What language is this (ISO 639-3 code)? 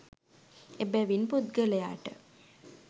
sin